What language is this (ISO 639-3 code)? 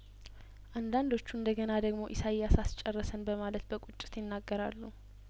amh